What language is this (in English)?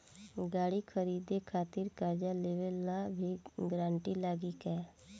Bhojpuri